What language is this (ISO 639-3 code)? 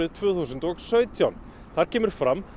isl